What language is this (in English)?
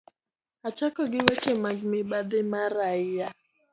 Luo (Kenya and Tanzania)